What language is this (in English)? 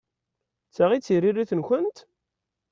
Kabyle